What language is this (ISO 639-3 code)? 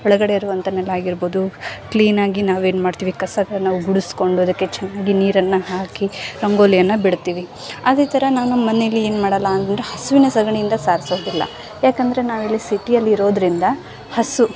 kan